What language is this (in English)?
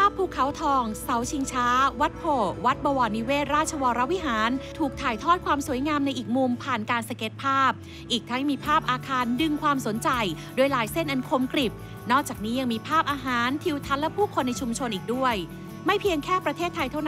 Thai